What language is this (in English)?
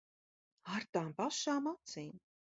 Latvian